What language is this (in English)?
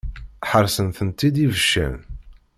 Kabyle